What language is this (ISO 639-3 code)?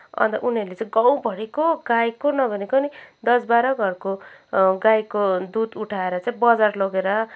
nep